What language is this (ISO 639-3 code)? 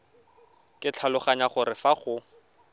tsn